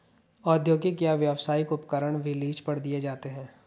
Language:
Hindi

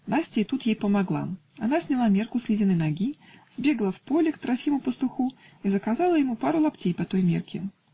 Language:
Russian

